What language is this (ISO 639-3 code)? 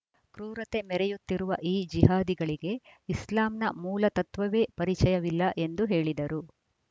kan